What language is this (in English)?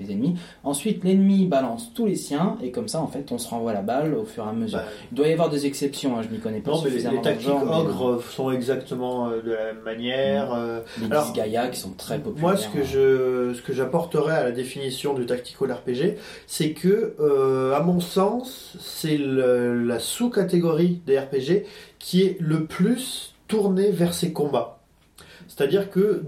French